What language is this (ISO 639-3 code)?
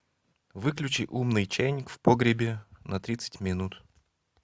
rus